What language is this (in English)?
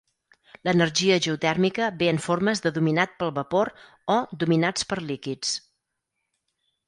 Catalan